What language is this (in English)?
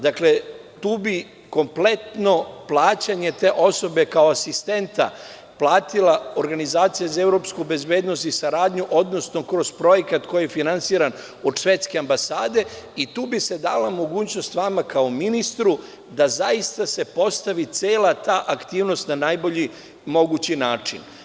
Serbian